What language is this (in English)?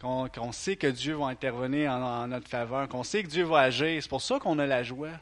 French